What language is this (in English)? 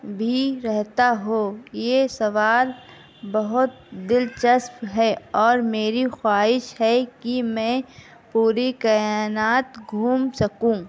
Urdu